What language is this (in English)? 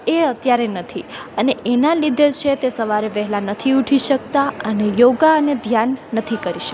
Gujarati